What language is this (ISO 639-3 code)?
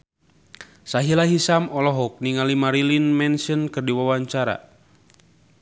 sun